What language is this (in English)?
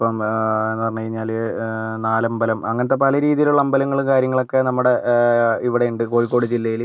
Malayalam